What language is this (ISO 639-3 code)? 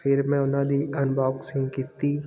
pan